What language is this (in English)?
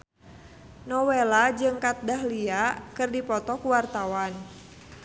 Sundanese